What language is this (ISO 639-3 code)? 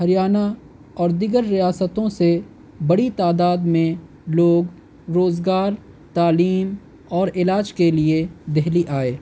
urd